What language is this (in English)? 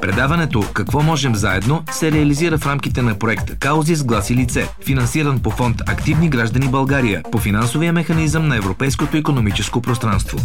Bulgarian